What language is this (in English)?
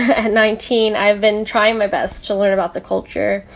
English